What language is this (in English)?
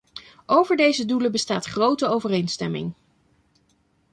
Dutch